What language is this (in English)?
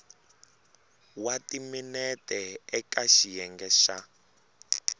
Tsonga